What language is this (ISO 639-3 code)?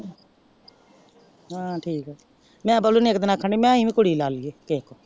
pan